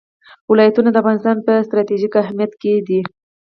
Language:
Pashto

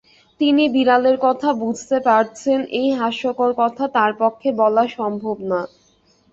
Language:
Bangla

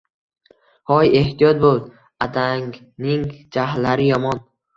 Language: Uzbek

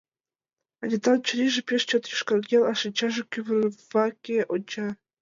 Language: Mari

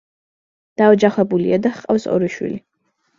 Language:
Georgian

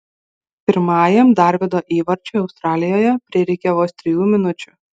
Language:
Lithuanian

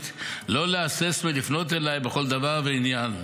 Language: Hebrew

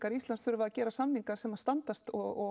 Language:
Icelandic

